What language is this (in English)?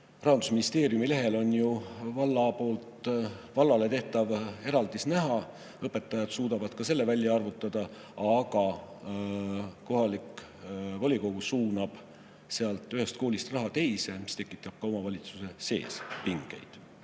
Estonian